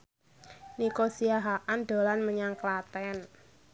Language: Javanese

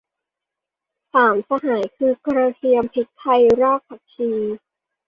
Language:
Thai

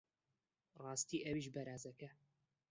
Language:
Central Kurdish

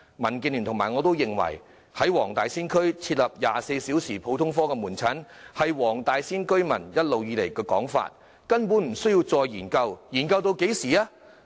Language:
Cantonese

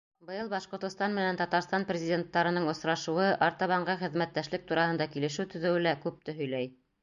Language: Bashkir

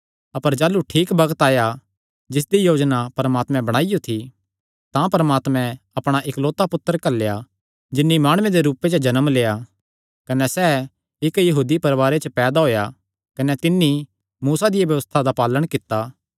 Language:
Kangri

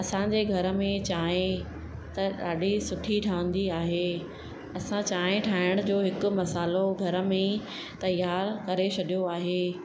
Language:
Sindhi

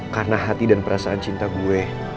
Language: Indonesian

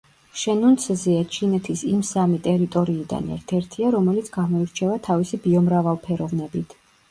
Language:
Georgian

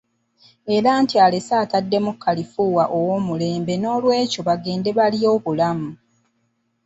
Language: Ganda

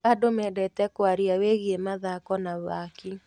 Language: Kikuyu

